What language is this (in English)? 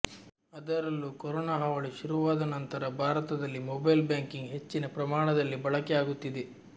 Kannada